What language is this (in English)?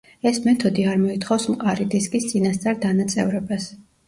Georgian